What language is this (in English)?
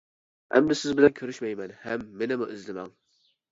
Uyghur